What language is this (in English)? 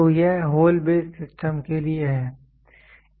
Hindi